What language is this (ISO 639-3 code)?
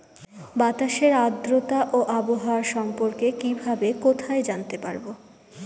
ben